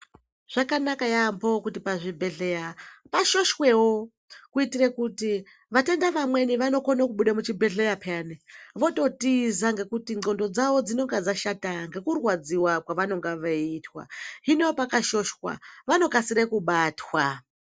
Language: Ndau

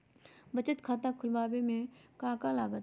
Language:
Magahi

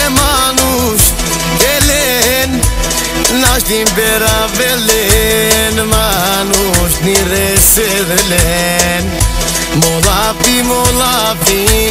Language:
Romanian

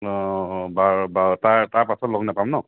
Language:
Assamese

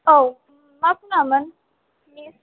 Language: Bodo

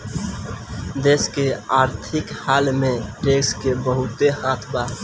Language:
Bhojpuri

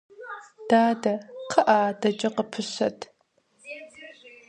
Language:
Kabardian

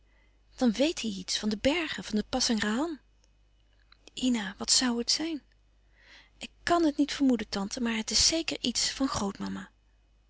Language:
Dutch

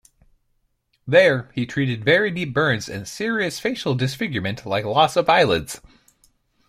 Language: English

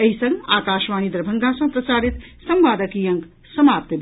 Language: Maithili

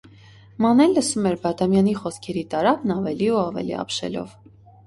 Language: Armenian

